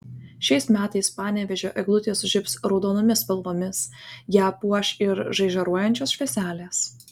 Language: Lithuanian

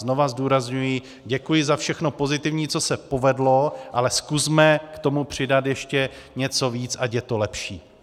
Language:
Czech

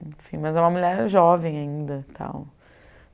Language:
Portuguese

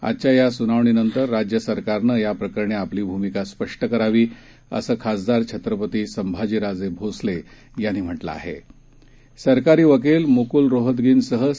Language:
Marathi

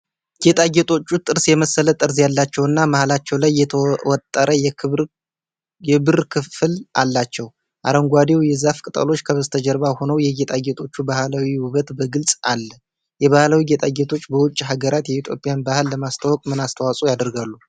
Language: Amharic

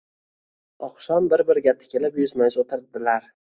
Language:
Uzbek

